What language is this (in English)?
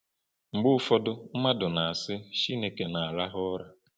Igbo